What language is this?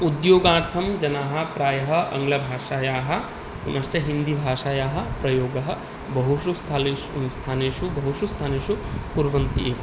Sanskrit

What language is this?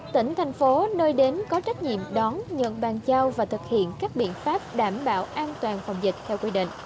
Vietnamese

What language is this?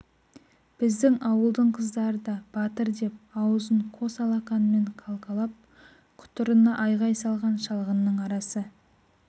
Kazakh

